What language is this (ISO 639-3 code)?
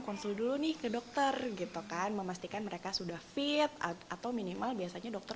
ind